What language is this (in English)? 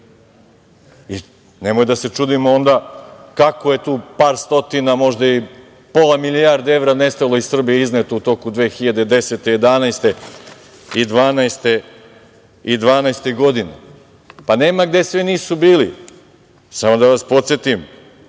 Serbian